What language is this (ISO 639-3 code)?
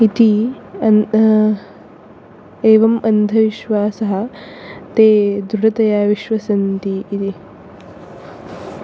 san